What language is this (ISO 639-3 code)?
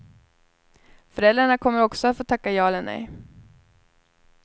swe